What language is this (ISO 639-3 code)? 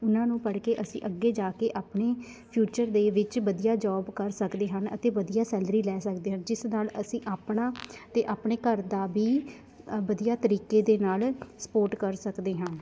pan